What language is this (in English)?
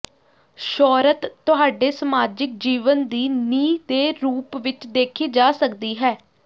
Punjabi